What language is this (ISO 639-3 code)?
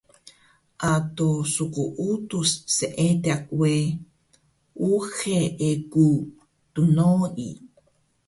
trv